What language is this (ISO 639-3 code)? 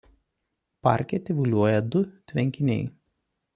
lit